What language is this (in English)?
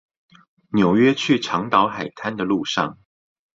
Chinese